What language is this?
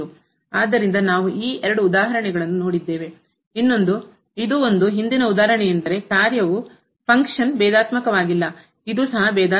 Kannada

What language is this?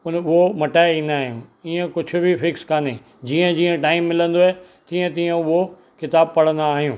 Sindhi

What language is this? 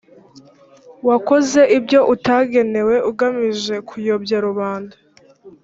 Kinyarwanda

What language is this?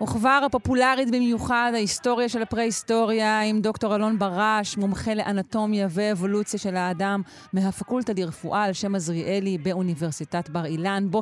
Hebrew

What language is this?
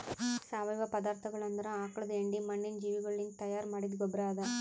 Kannada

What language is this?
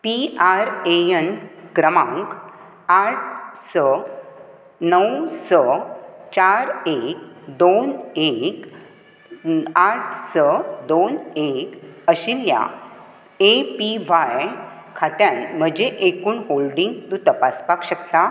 Konkani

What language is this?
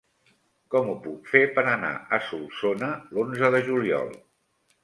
Catalan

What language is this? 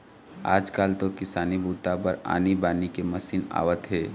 Chhattisgarhi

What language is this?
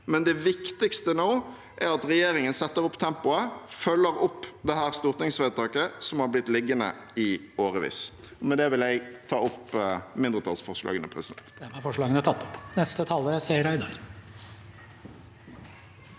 Norwegian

